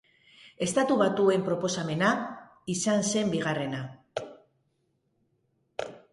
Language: Basque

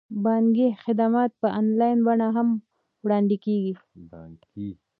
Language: Pashto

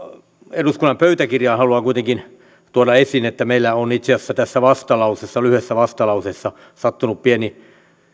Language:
Finnish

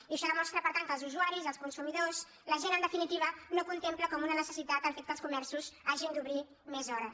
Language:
Catalan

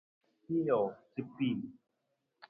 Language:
Nawdm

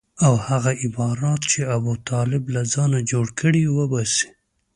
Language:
Pashto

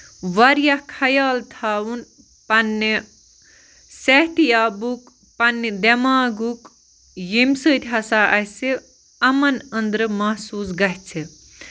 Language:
Kashmiri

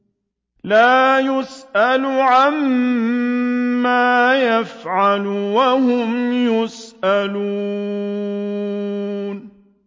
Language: Arabic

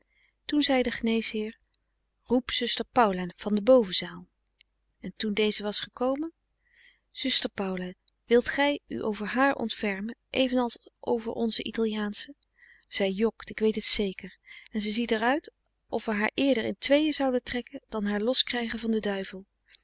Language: Dutch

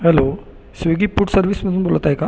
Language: Marathi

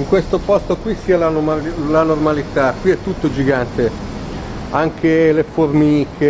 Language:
Italian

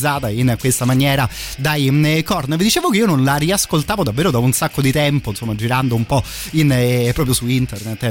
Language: Italian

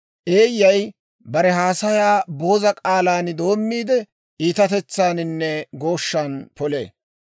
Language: Dawro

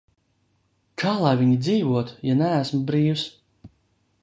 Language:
Latvian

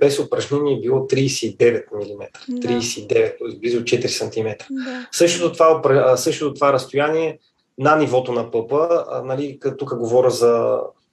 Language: Bulgarian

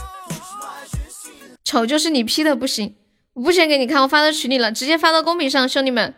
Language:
Chinese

